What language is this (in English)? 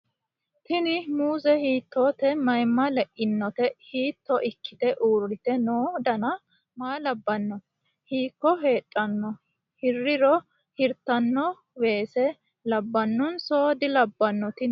Sidamo